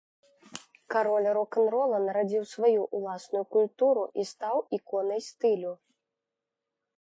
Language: Belarusian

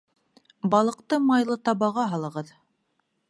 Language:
Bashkir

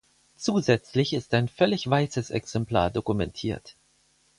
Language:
German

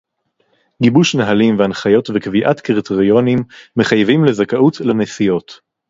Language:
Hebrew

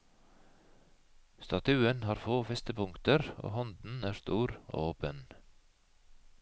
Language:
Norwegian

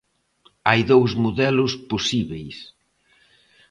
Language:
Galician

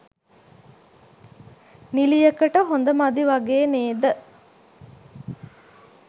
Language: Sinhala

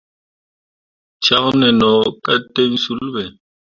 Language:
Mundang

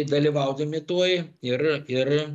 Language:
Lithuanian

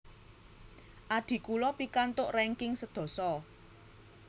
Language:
Javanese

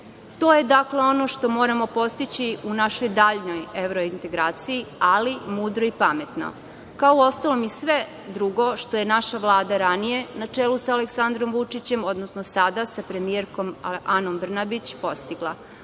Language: Serbian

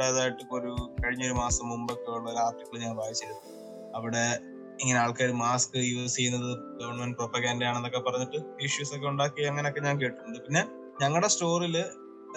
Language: Malayalam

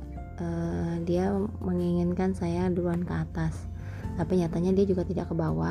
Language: Indonesian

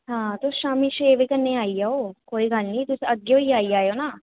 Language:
Dogri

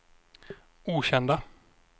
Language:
Swedish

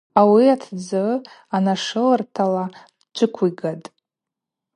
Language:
Abaza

